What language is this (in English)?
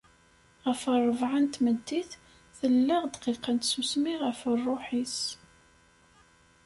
Kabyle